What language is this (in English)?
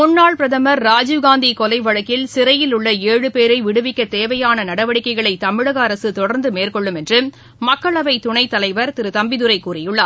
Tamil